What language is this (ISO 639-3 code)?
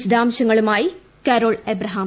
mal